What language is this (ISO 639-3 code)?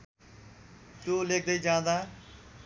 nep